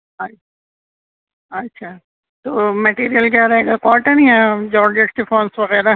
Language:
Urdu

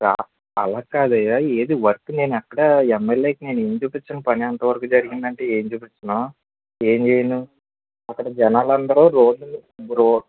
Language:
Telugu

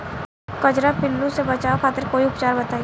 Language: Bhojpuri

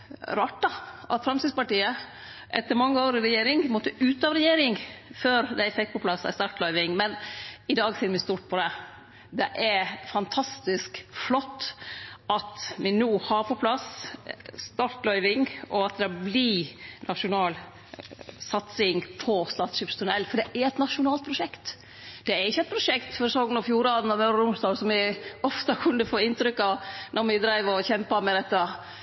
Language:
Norwegian Nynorsk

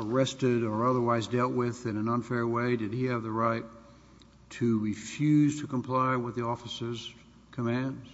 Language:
English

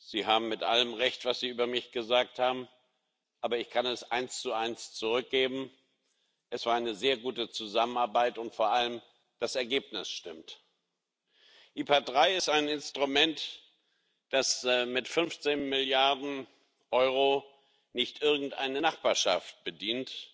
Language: German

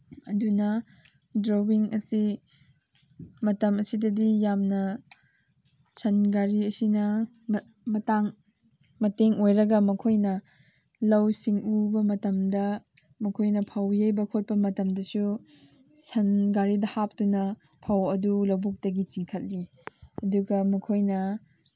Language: Manipuri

